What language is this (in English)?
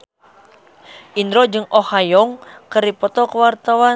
Sundanese